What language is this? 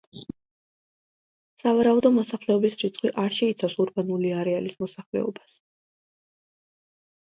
Georgian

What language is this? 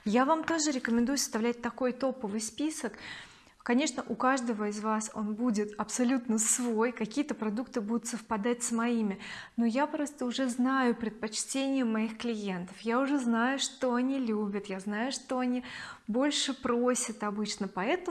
Russian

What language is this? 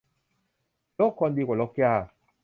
Thai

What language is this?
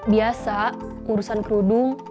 Indonesian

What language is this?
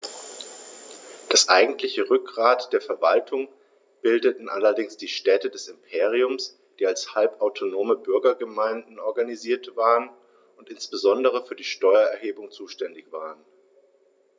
German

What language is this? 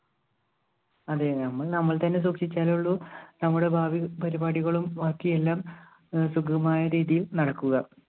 Malayalam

